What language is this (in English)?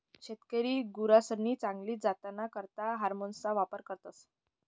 Marathi